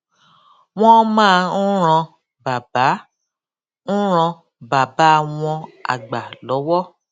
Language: Yoruba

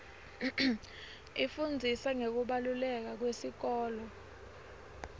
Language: Swati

